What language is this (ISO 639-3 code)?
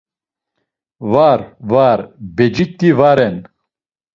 lzz